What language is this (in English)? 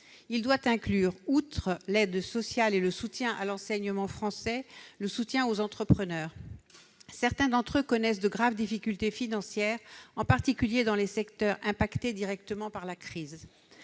French